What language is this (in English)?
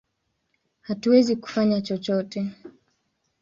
Swahili